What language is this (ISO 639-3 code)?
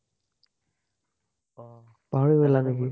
asm